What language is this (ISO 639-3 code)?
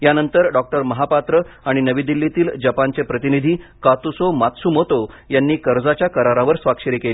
mar